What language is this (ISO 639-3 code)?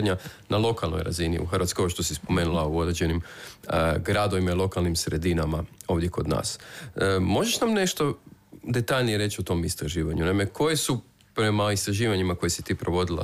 hrv